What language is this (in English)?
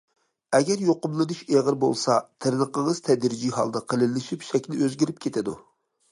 Uyghur